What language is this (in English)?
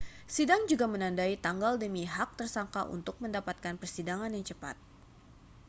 Indonesian